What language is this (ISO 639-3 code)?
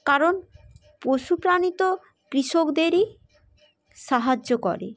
ben